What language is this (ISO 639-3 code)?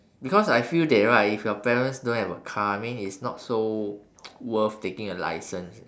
eng